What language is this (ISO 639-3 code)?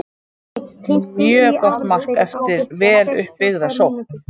isl